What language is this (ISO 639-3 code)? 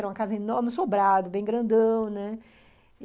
por